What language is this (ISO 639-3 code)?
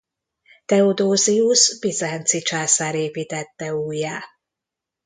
hun